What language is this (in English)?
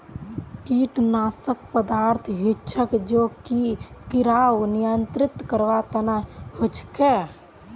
Magahi